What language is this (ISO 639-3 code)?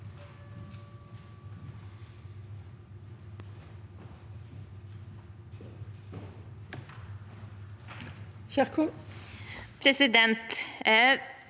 nor